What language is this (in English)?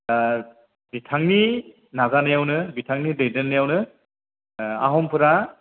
Bodo